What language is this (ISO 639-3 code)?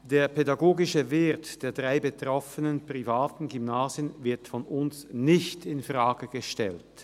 gsw